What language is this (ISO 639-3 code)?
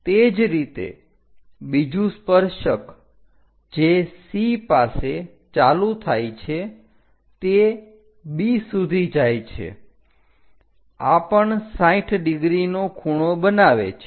guj